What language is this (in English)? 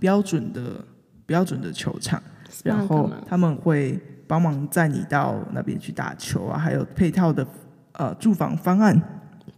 Chinese